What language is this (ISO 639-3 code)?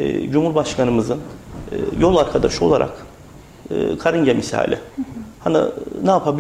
tur